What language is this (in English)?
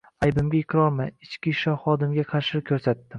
Uzbek